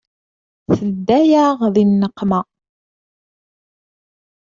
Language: Kabyle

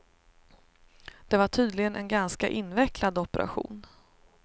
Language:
Swedish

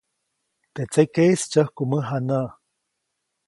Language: Copainalá Zoque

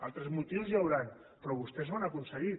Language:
Catalan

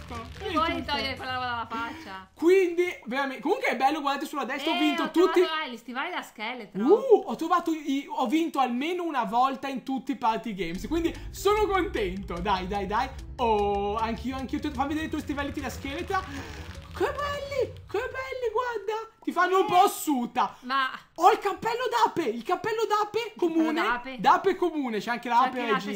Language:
Italian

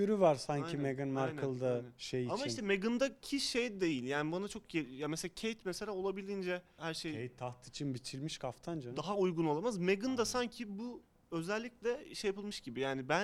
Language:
Turkish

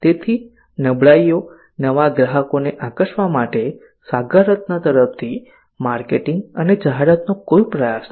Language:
Gujarati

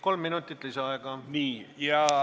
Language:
Estonian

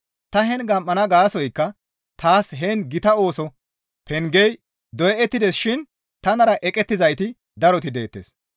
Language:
Gamo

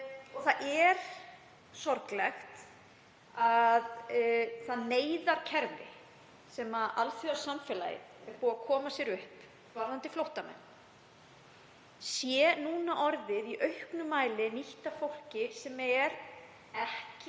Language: Icelandic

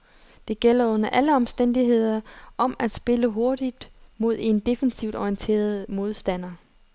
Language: Danish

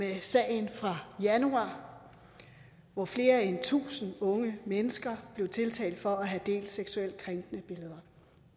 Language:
Danish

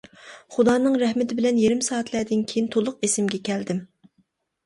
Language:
Uyghur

